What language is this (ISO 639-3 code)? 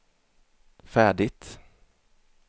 swe